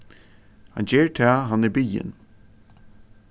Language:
Faroese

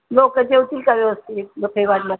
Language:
Marathi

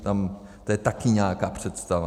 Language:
Czech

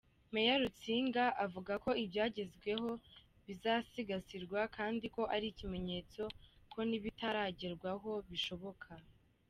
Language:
Kinyarwanda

